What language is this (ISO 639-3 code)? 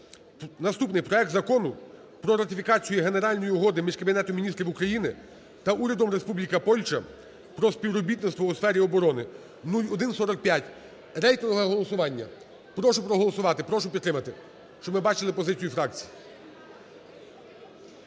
ukr